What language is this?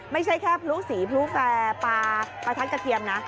Thai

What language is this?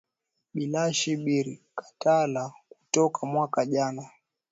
Swahili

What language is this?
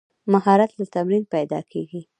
Pashto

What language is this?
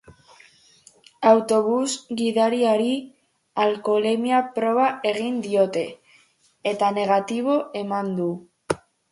Basque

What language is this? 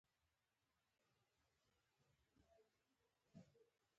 Pashto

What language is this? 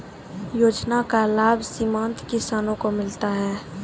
Maithili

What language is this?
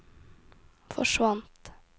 Norwegian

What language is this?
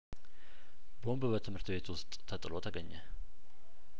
Amharic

